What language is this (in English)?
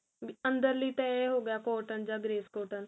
Punjabi